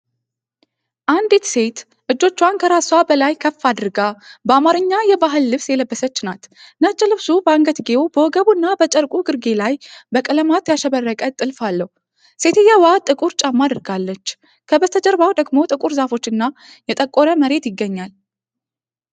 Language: Amharic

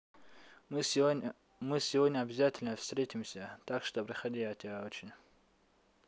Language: Russian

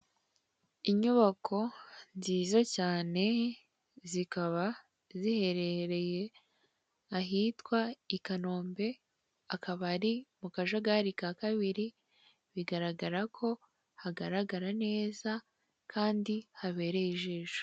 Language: Kinyarwanda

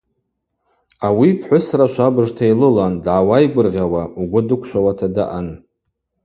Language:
Abaza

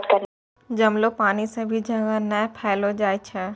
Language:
Maithili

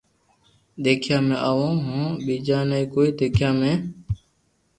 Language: Loarki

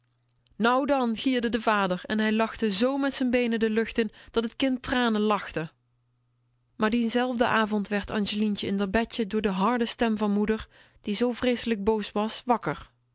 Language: Dutch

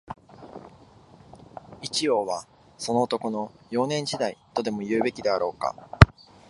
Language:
Japanese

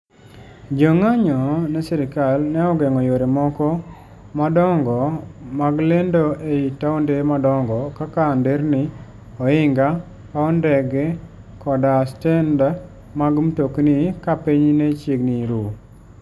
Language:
Luo (Kenya and Tanzania)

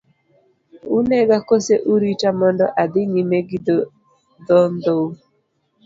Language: Luo (Kenya and Tanzania)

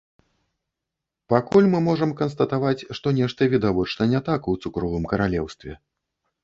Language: Belarusian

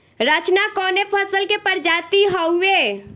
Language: Bhojpuri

